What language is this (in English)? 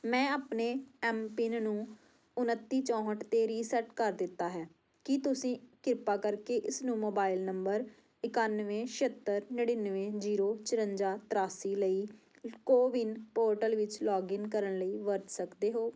Punjabi